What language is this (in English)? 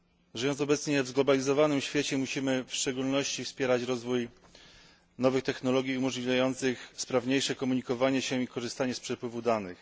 Polish